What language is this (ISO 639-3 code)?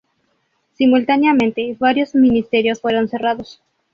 spa